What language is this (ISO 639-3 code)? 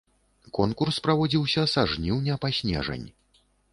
bel